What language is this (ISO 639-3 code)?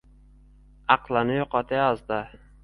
uzb